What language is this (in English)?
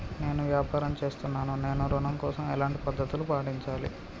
Telugu